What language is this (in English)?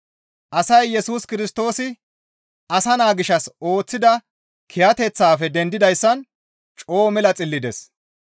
Gamo